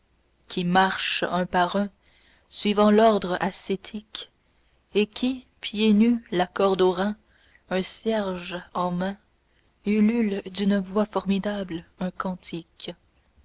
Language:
French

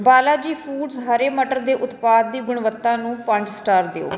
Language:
Punjabi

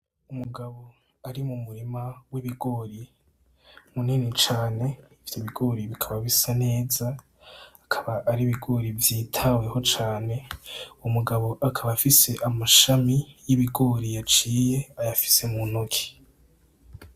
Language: Rundi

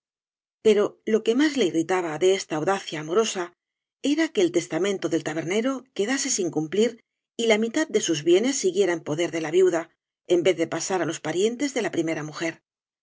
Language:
Spanish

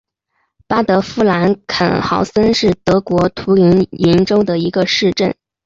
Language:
Chinese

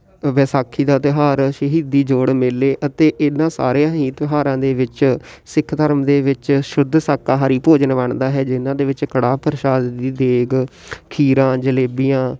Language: Punjabi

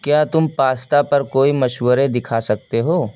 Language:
Urdu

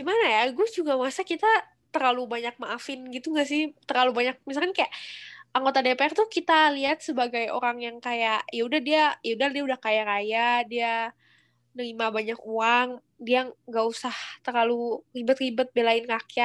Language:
Indonesian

